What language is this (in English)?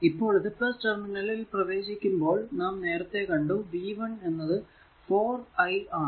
Malayalam